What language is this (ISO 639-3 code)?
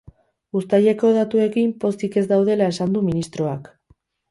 eus